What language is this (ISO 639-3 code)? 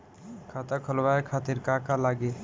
bho